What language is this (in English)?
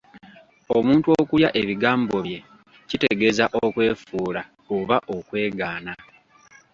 Ganda